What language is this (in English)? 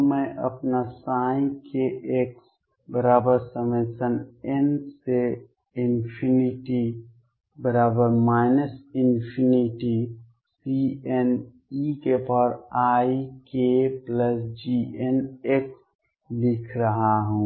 Hindi